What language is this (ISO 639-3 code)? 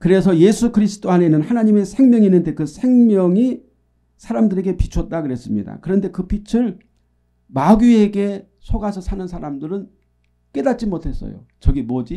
kor